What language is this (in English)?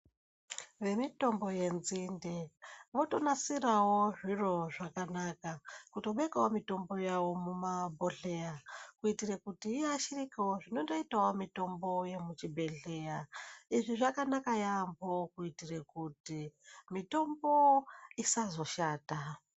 Ndau